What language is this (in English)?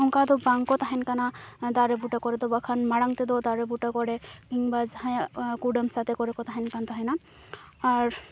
Santali